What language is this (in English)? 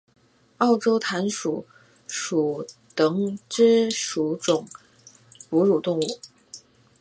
Chinese